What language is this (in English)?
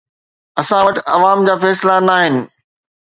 Sindhi